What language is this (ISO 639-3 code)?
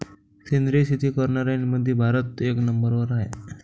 mar